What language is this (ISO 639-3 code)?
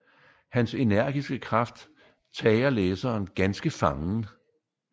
dan